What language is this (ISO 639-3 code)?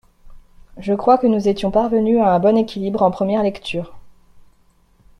fra